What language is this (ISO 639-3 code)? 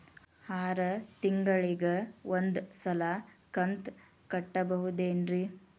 kan